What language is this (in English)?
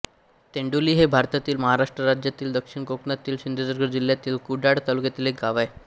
Marathi